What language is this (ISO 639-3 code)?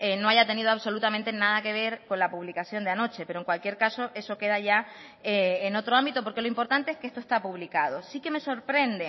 spa